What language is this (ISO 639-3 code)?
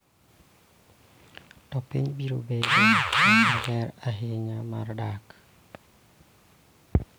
luo